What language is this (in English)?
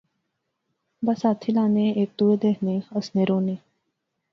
Pahari-Potwari